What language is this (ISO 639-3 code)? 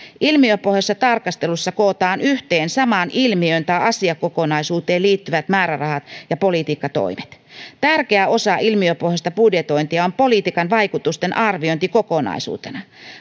fin